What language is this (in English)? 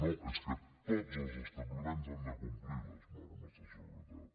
Catalan